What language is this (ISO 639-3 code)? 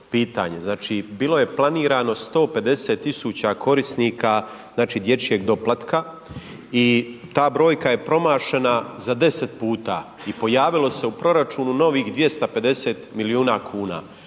hrv